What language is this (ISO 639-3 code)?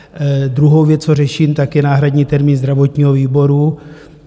ces